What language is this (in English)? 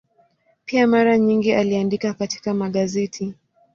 Swahili